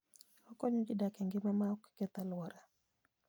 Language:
Luo (Kenya and Tanzania)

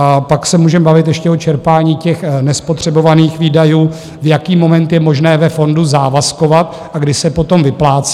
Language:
Czech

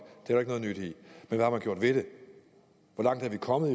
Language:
Danish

